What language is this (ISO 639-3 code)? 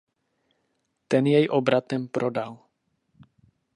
ces